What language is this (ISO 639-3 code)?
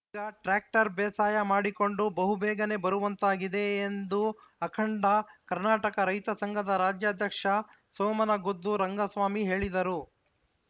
kan